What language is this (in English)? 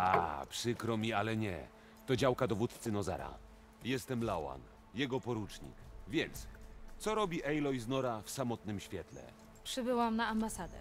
Polish